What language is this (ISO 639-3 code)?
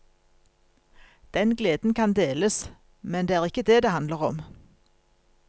nor